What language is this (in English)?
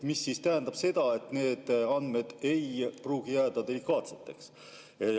Estonian